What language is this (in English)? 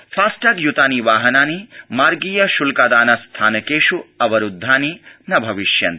Sanskrit